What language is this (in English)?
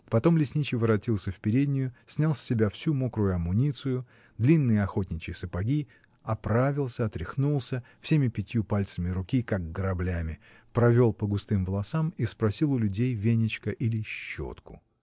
Russian